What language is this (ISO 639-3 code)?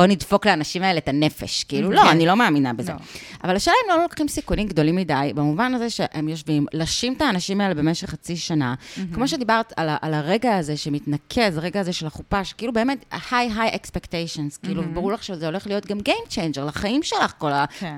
heb